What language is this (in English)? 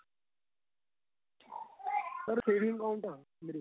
Punjabi